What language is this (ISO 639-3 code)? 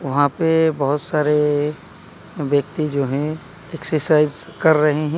hin